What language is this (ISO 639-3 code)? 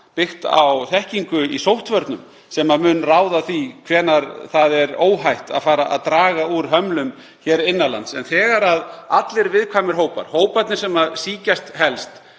isl